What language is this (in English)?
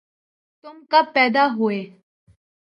Urdu